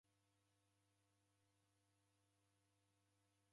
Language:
Taita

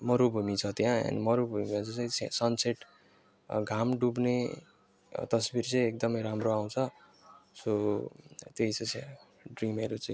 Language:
Nepali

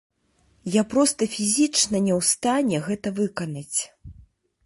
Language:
Belarusian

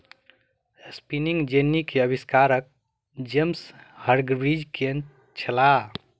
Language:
Maithili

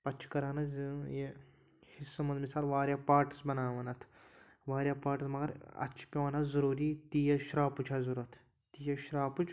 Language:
Kashmiri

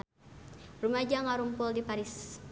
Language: Sundanese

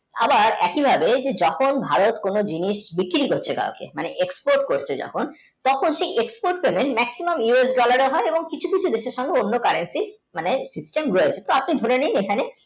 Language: Bangla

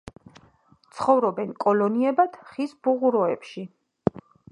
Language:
Georgian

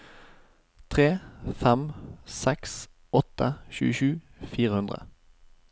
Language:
Norwegian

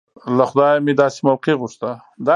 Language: Pashto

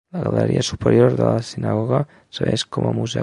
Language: Catalan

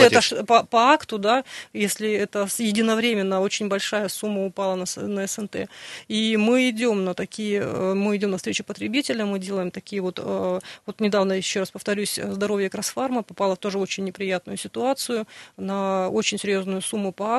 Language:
Russian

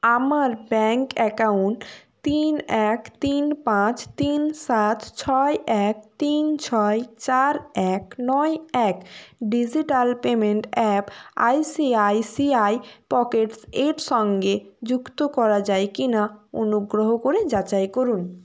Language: Bangla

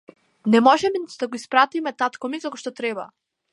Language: Macedonian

